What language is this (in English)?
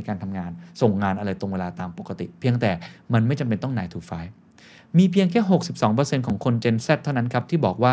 Thai